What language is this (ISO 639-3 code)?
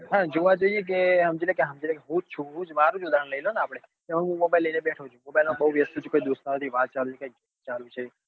guj